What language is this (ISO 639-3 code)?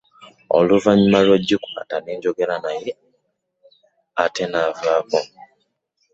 lug